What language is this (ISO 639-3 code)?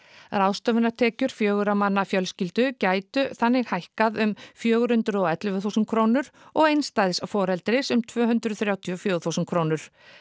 isl